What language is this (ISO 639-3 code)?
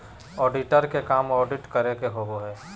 mag